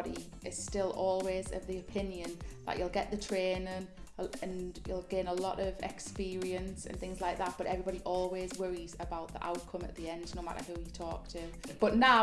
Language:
English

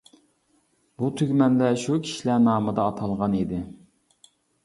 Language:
Uyghur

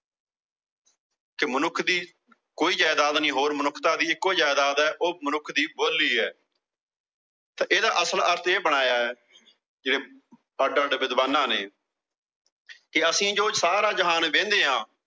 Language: Punjabi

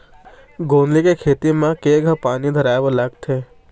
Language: Chhattisgarhi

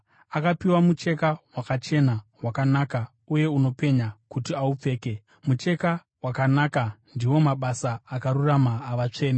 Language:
Shona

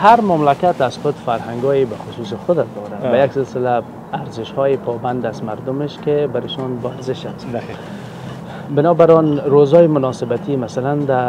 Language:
Persian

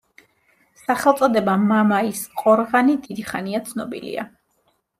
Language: Georgian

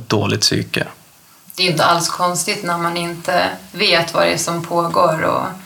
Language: Swedish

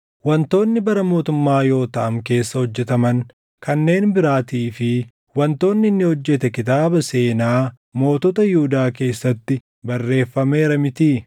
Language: Oromo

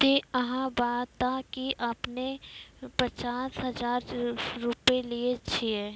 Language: Maithili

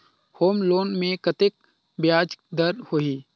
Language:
Chhattisgarhi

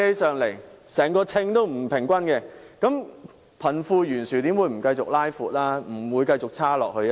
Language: Cantonese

